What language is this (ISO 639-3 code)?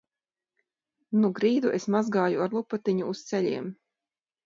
lav